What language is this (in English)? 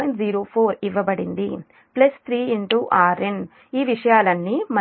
Telugu